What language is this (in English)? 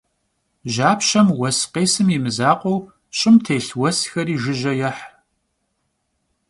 Kabardian